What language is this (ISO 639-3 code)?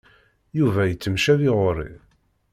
kab